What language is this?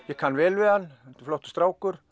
Icelandic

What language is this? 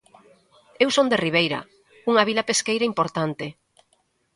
Galician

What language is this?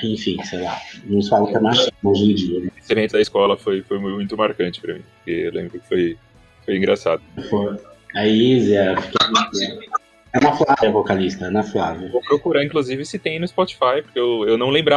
Portuguese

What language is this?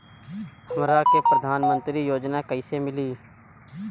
Bhojpuri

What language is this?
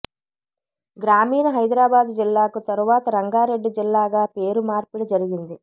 Telugu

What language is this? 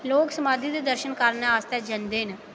Dogri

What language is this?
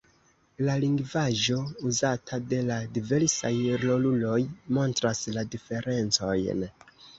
Esperanto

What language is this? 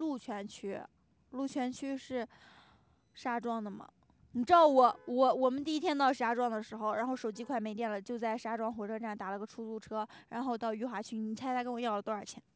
Chinese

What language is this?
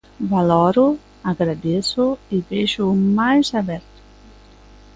Galician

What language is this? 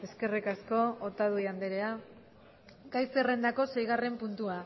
Basque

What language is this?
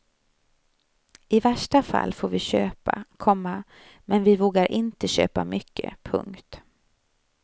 Swedish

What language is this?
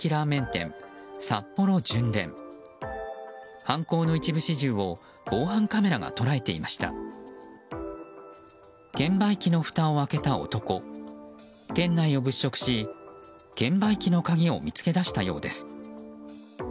Japanese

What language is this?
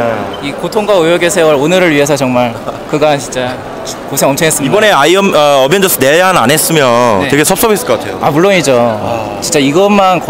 Korean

